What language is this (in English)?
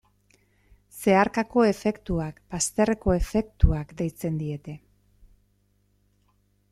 Basque